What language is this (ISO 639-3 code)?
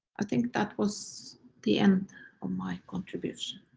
eng